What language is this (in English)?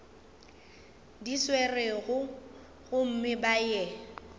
Northern Sotho